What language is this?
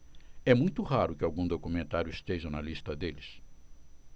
Portuguese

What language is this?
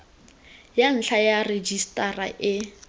Tswana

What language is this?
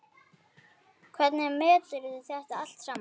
Icelandic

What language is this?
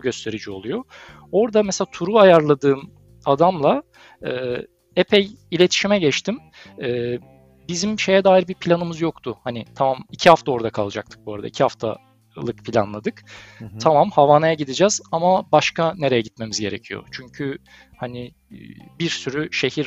Turkish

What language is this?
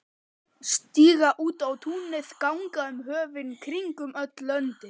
Icelandic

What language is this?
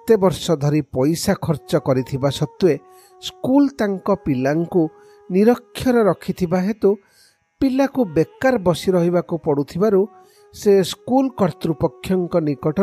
Hindi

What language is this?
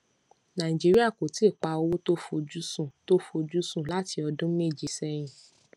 Yoruba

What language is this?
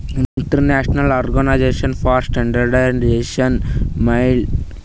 Kannada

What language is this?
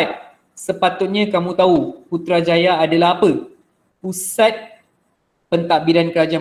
Malay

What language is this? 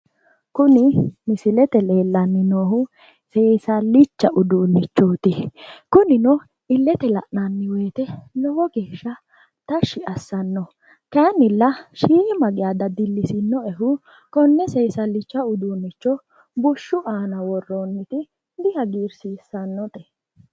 Sidamo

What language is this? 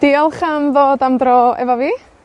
Welsh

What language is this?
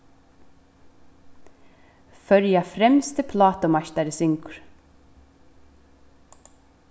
Faroese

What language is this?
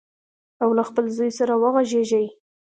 Pashto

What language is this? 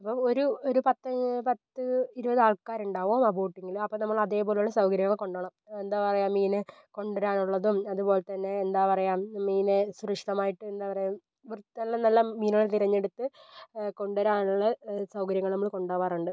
Malayalam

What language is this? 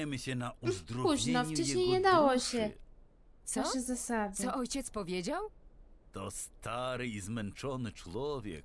Polish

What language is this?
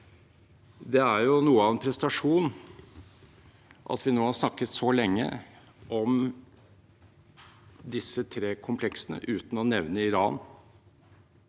Norwegian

